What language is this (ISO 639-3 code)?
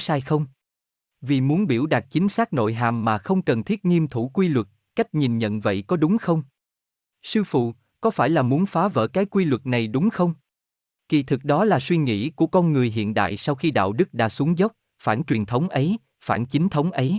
vie